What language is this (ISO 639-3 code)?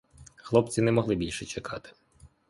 ukr